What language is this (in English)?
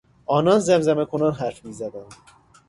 Persian